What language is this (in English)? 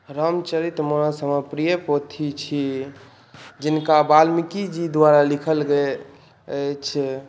Maithili